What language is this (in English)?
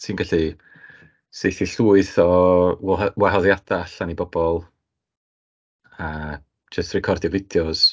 Welsh